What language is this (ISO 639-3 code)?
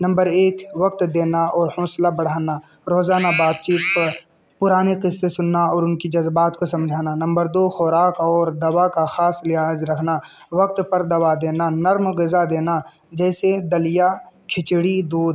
urd